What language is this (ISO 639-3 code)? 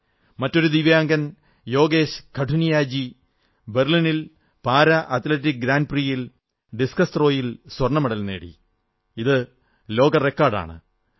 mal